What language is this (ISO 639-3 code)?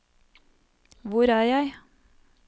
nor